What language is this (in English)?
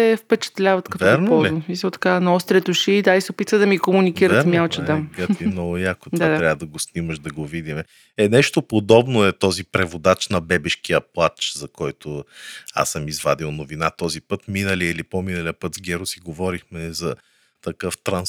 Bulgarian